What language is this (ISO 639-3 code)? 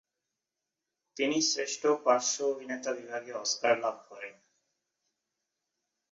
ben